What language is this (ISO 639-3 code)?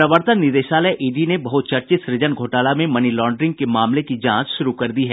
hin